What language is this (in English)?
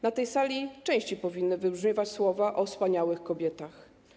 Polish